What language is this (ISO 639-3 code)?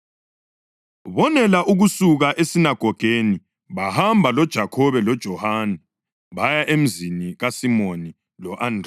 nde